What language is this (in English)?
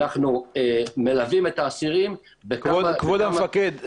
Hebrew